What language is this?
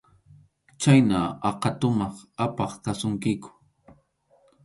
Arequipa-La Unión Quechua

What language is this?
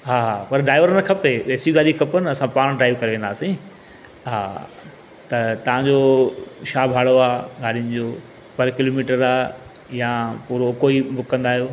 Sindhi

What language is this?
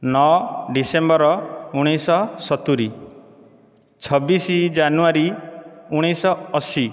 Odia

